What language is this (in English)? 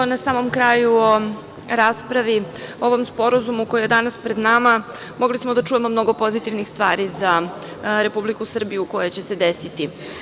Serbian